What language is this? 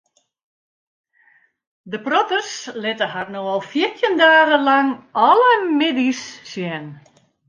Western Frisian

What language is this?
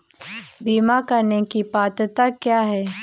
Hindi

